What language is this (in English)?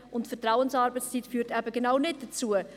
Swiss German